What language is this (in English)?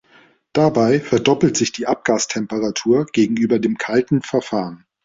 German